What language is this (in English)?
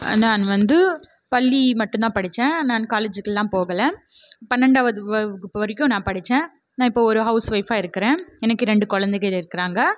Tamil